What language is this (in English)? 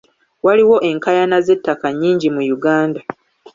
Ganda